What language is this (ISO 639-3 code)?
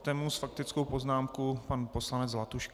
ces